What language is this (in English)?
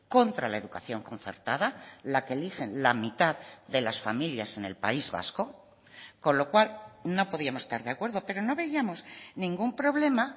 Spanish